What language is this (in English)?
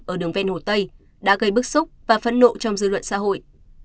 Vietnamese